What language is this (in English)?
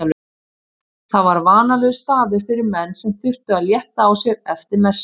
Icelandic